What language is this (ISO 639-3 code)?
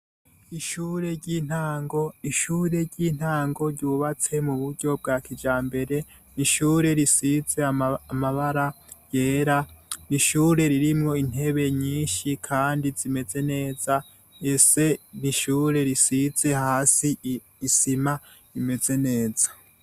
run